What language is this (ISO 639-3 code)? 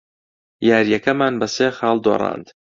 ckb